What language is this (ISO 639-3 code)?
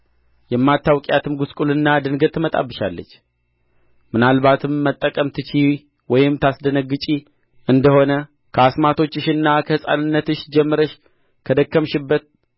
amh